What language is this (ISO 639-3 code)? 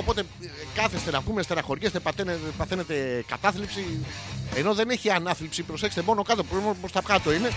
ell